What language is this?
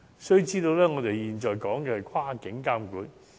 Cantonese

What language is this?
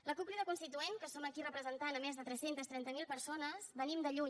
Catalan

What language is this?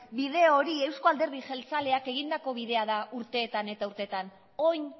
Basque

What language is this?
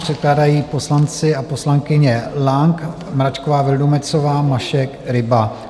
Czech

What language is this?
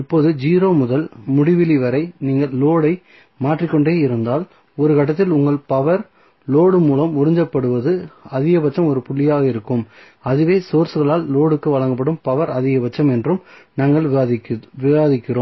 Tamil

